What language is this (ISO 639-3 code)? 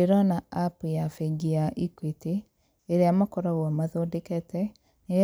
kik